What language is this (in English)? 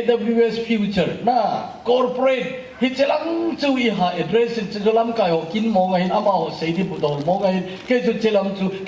Korean